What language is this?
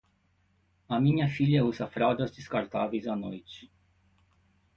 Portuguese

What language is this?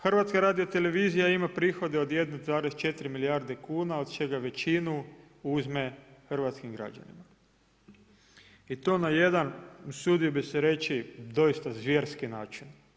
Croatian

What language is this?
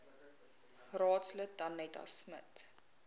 Afrikaans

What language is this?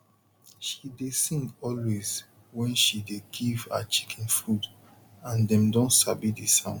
Nigerian Pidgin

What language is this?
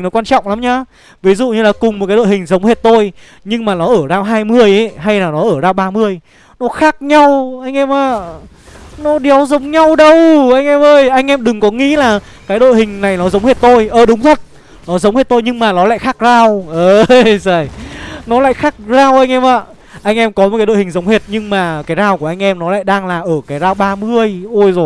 Vietnamese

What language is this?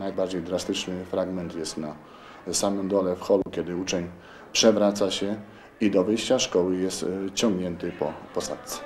Polish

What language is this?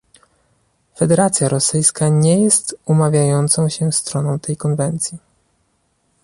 Polish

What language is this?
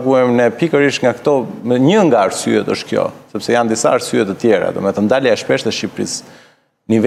Romanian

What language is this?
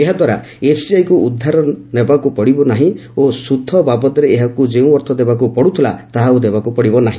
Odia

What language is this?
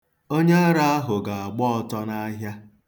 Igbo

